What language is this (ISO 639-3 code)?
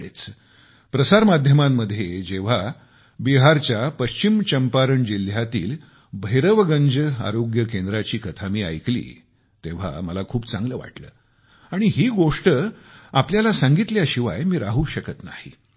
mar